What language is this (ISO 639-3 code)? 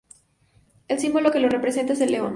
spa